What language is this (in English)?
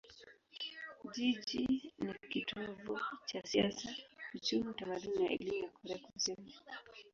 Swahili